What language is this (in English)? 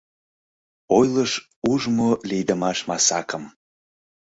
Mari